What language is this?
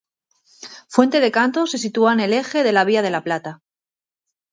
Spanish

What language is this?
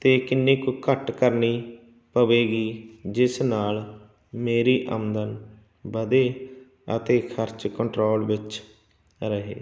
Punjabi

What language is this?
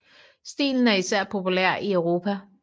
Danish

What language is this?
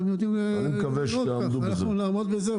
Hebrew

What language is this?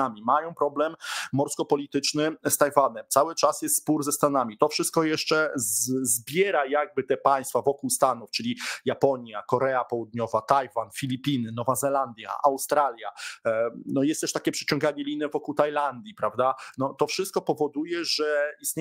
Polish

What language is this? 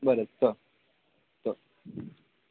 Konkani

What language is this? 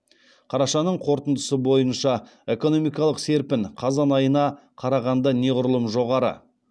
Kazakh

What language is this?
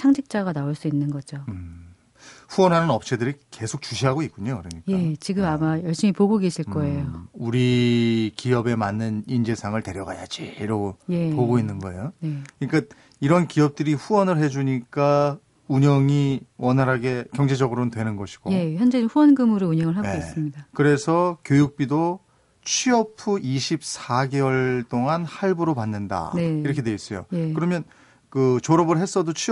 Korean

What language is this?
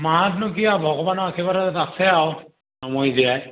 Assamese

